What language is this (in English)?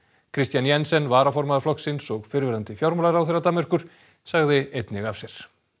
Icelandic